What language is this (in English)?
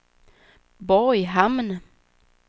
Swedish